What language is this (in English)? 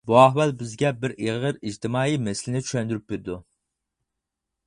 Uyghur